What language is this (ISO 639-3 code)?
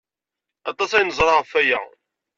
kab